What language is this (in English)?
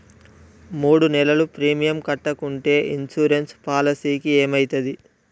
Telugu